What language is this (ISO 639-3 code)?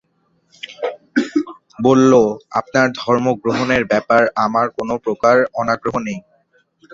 ben